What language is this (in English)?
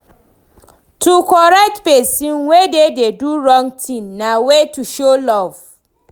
Nigerian Pidgin